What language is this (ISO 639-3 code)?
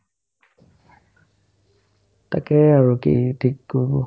asm